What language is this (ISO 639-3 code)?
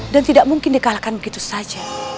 ind